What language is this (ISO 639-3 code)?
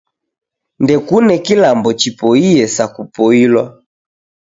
dav